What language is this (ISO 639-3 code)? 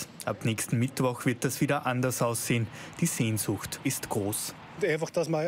deu